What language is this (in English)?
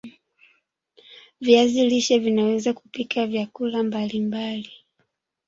Swahili